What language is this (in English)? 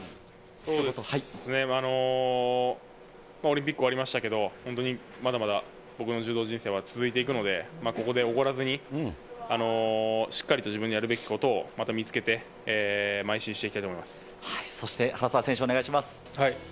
Japanese